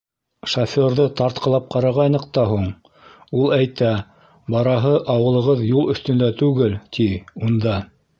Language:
Bashkir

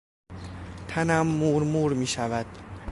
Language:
Persian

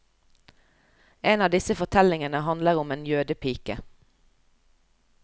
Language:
Norwegian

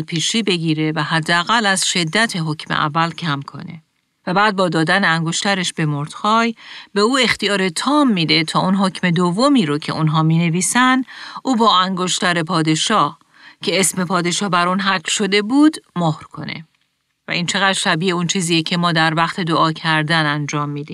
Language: Persian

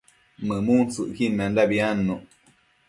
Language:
Matsés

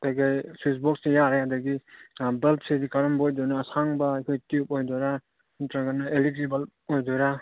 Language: Manipuri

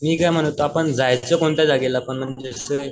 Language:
Marathi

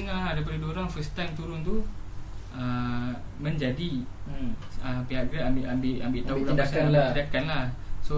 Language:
Malay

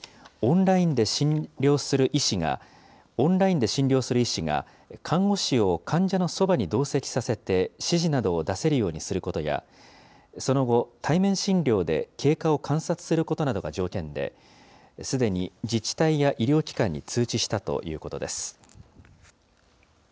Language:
Japanese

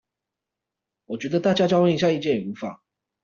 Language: Chinese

